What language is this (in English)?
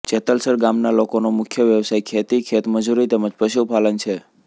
Gujarati